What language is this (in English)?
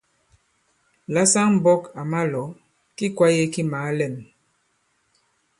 Bankon